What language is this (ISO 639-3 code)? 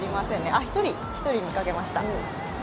jpn